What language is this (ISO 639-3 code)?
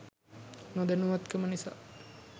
sin